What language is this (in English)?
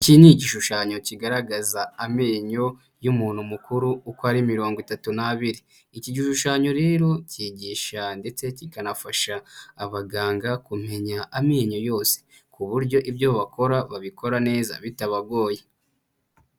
Kinyarwanda